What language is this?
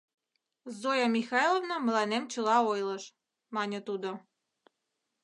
Mari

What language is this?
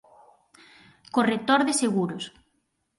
Galician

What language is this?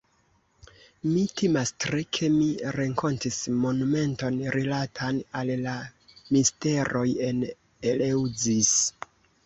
Esperanto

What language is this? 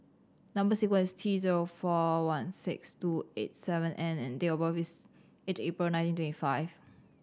English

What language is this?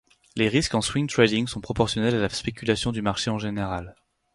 French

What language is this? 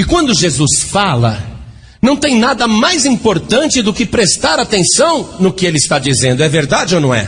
Portuguese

